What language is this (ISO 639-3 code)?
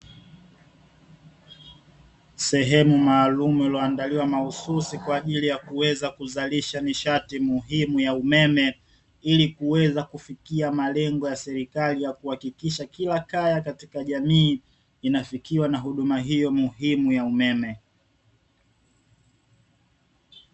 swa